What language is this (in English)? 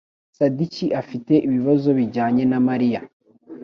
Kinyarwanda